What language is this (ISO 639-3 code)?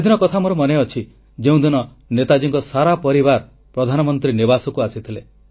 ori